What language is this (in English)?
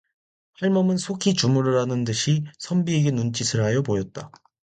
Korean